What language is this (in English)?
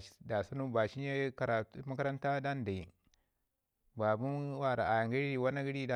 Ngizim